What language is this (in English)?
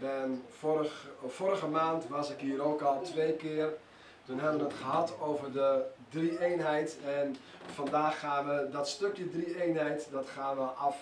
Dutch